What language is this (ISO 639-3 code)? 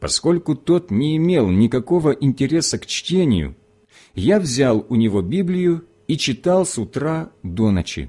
rus